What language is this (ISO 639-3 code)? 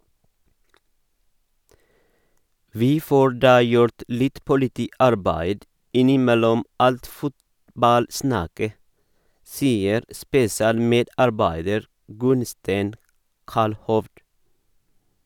nor